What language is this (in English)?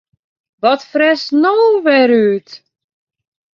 Western Frisian